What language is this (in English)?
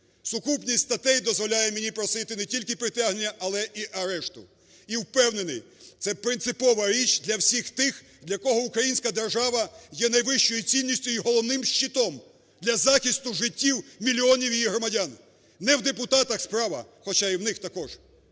Ukrainian